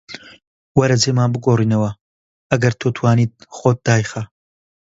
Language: Central Kurdish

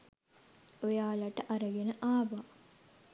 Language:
Sinhala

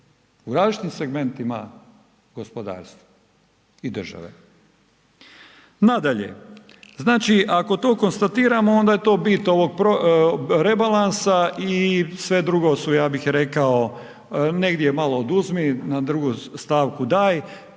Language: Croatian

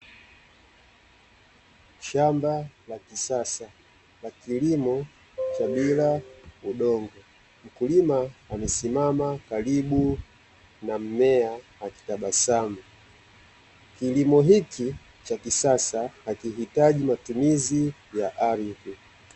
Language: Swahili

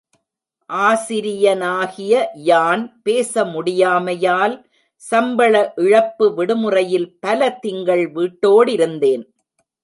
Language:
Tamil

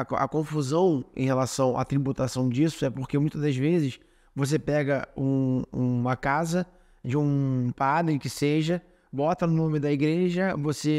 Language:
Portuguese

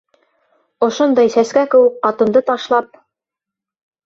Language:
Bashkir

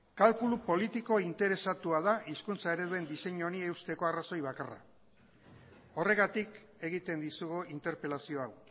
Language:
Basque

